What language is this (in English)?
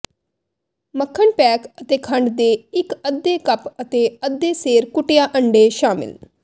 Punjabi